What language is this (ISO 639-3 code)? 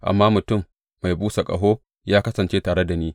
hau